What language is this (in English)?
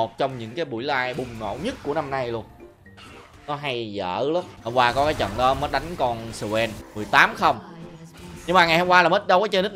Vietnamese